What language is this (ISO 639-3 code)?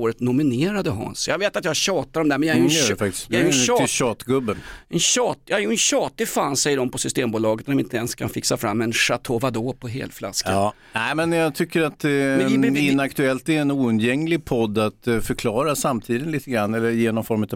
swe